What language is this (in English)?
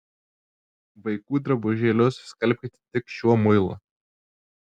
Lithuanian